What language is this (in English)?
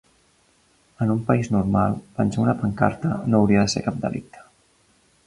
Catalan